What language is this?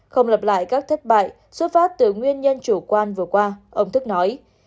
Vietnamese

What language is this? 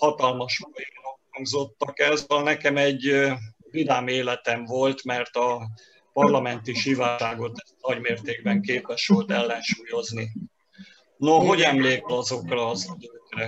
Hungarian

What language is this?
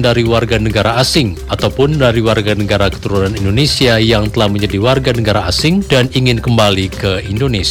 Indonesian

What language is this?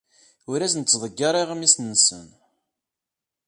Kabyle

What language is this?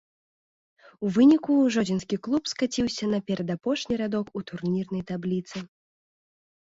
Belarusian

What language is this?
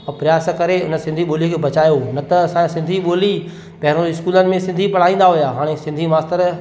Sindhi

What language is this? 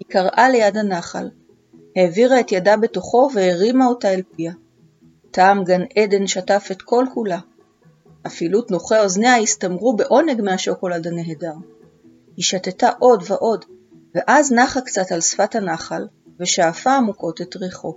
Hebrew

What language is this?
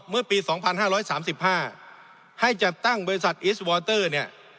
Thai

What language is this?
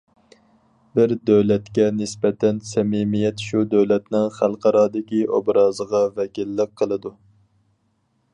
Uyghur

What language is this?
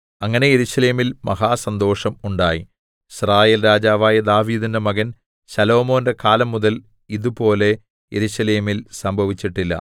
Malayalam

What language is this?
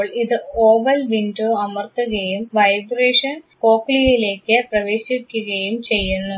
Malayalam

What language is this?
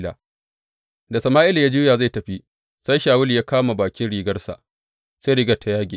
Hausa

